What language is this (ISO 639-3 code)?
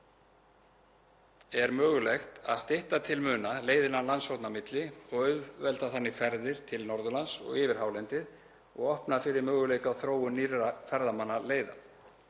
isl